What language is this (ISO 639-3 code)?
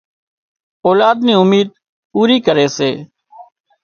kxp